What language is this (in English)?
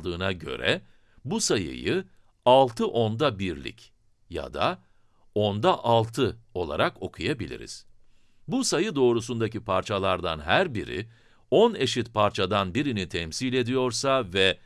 Turkish